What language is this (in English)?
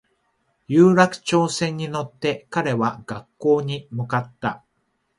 Japanese